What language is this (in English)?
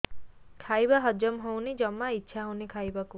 Odia